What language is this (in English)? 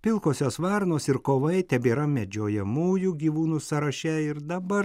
Lithuanian